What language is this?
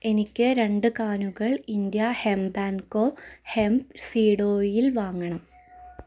Malayalam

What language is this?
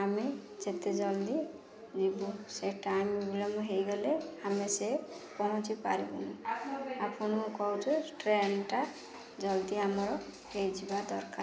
Odia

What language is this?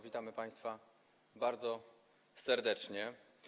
Polish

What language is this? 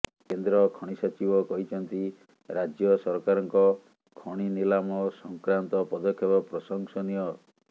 Odia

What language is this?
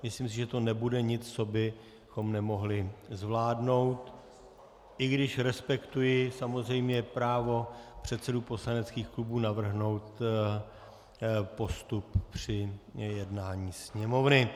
Czech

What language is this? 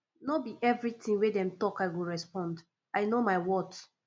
Nigerian Pidgin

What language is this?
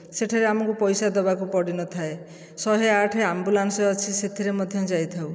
Odia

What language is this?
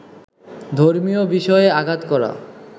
Bangla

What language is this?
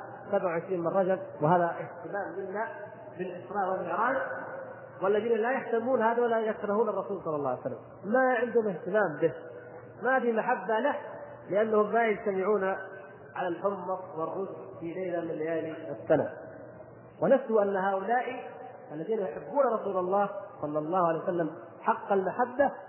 Arabic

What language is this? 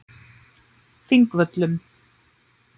Icelandic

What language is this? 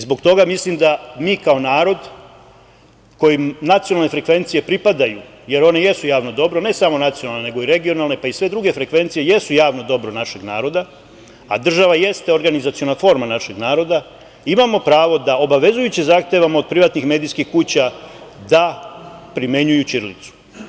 Serbian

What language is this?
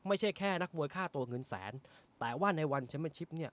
Thai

